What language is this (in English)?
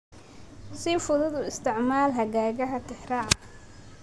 Somali